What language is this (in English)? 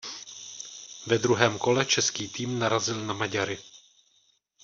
Czech